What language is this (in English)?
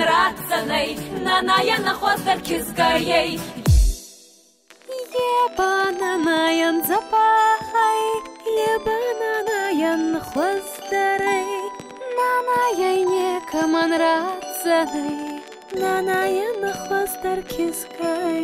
Romanian